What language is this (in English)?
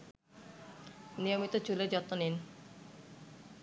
Bangla